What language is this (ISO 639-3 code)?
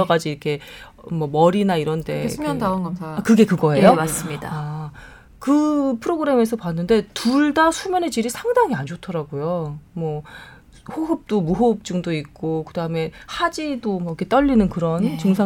kor